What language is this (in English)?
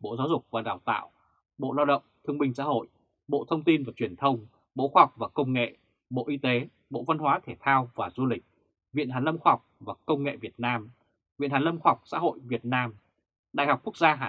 Vietnamese